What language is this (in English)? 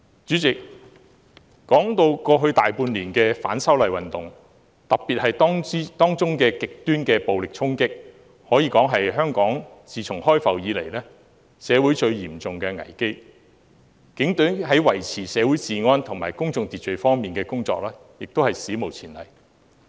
Cantonese